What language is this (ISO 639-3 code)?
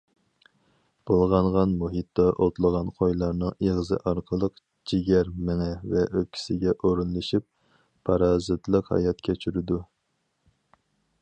uig